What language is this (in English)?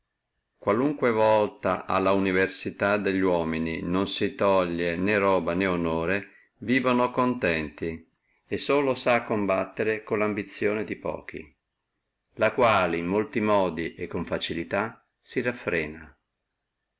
Italian